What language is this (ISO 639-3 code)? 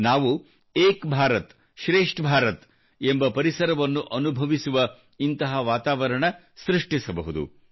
kan